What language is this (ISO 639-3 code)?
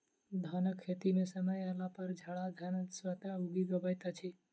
mai